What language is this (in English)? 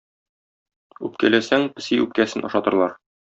Tatar